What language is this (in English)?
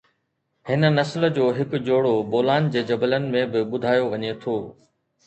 Sindhi